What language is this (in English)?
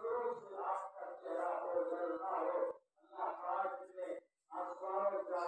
Arabic